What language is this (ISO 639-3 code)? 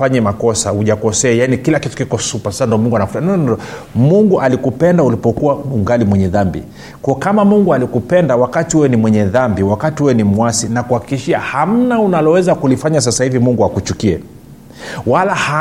swa